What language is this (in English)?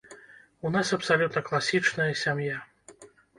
Belarusian